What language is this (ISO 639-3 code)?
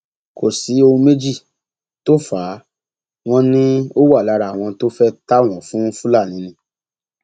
yor